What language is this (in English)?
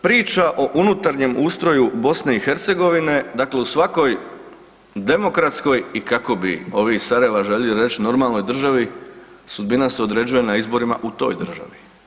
Croatian